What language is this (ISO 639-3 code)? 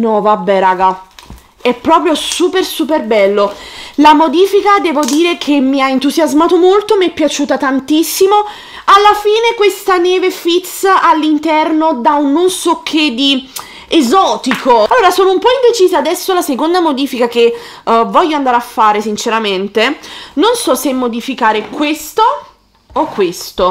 ita